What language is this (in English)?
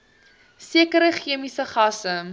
Afrikaans